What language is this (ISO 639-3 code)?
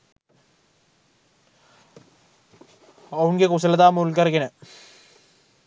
sin